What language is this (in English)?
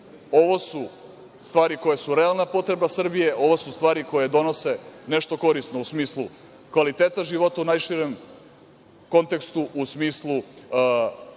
Serbian